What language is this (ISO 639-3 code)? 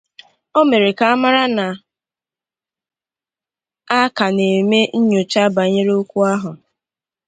ibo